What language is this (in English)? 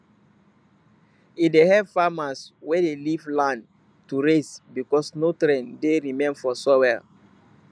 Nigerian Pidgin